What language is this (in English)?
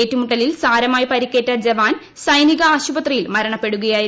Malayalam